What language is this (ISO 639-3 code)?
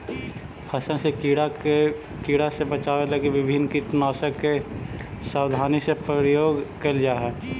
mag